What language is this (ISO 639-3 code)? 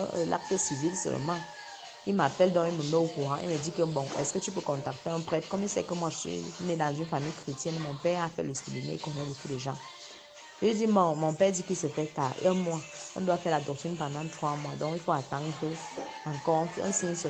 fra